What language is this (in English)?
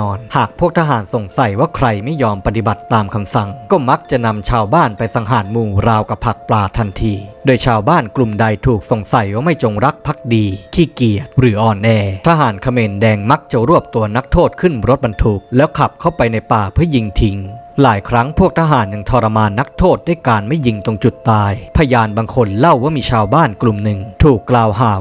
Thai